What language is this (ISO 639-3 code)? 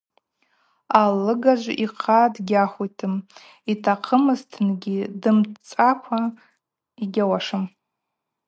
abq